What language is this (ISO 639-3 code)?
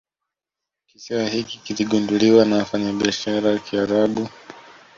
swa